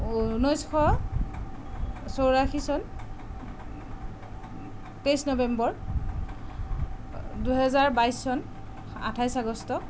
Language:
Assamese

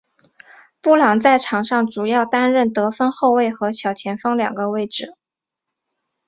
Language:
Chinese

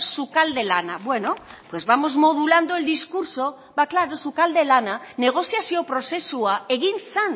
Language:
Basque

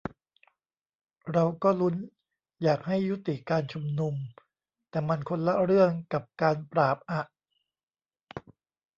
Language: Thai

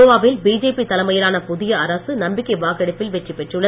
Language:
Tamil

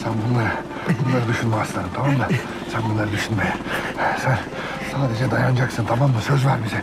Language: Turkish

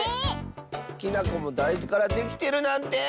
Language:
Japanese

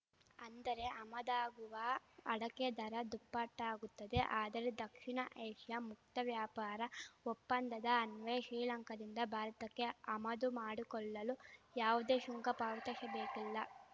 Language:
Kannada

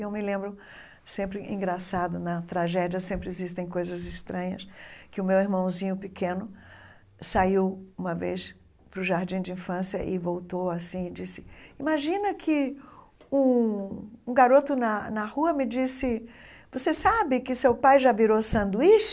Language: Portuguese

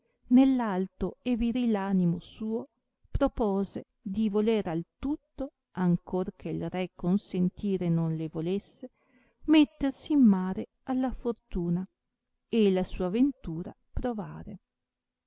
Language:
Italian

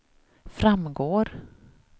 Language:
Swedish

